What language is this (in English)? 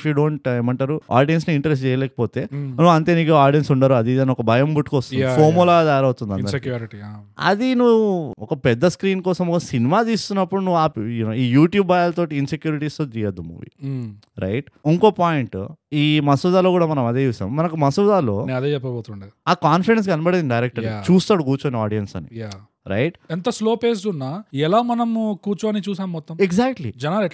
Telugu